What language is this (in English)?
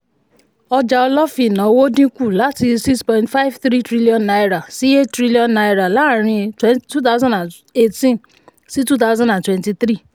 Yoruba